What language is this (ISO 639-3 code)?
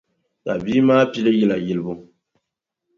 dag